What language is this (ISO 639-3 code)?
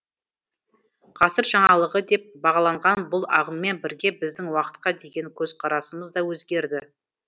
kaz